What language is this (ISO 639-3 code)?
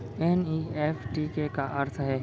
hne